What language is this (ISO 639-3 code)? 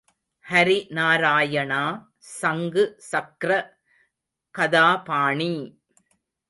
tam